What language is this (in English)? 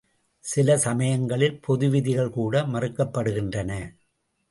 Tamil